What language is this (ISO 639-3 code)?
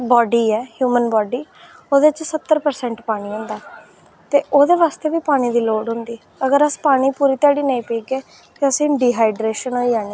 doi